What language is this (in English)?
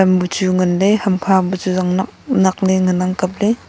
Wancho Naga